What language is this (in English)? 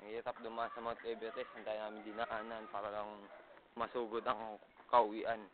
Filipino